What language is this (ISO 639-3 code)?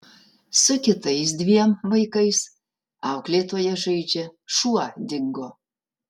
lit